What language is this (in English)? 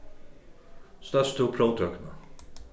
Faroese